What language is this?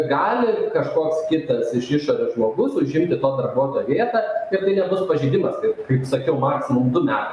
Lithuanian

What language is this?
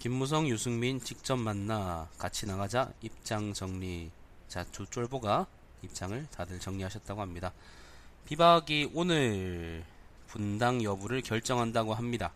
Korean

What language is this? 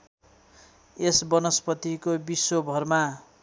Nepali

